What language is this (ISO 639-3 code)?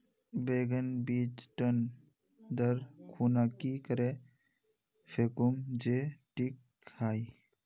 mag